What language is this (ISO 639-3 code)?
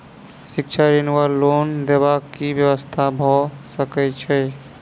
mai